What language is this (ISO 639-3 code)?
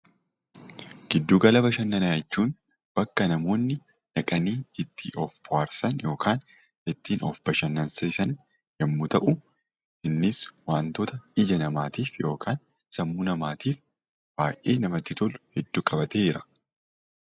orm